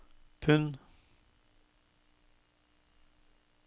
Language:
Norwegian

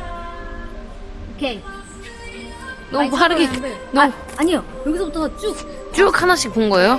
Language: Korean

